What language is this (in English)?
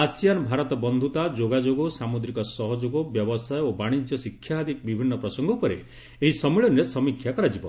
Odia